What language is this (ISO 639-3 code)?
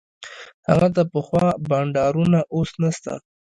pus